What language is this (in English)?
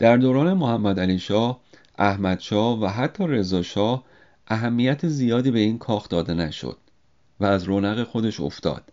Persian